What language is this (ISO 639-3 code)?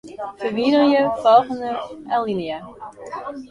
fry